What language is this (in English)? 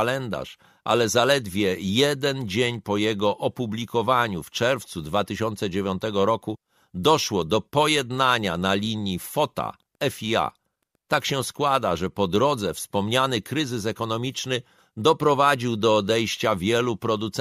Polish